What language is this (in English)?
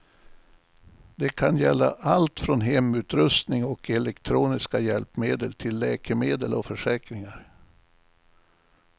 Swedish